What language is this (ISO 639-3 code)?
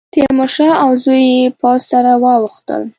pus